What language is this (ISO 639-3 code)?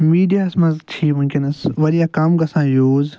kas